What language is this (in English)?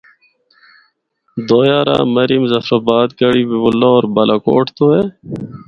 Northern Hindko